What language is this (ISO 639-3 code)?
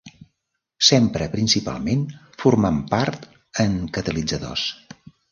cat